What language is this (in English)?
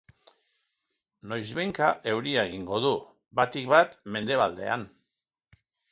Basque